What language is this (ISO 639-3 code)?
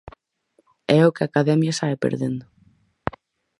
glg